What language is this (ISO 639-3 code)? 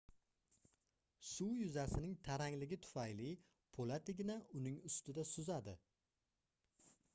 uzb